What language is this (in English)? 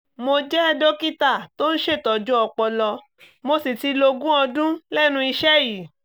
Yoruba